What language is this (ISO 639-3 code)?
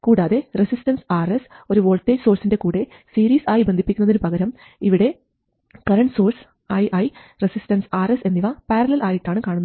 mal